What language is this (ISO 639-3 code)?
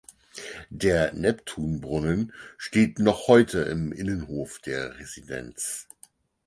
deu